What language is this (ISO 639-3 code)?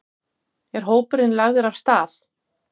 isl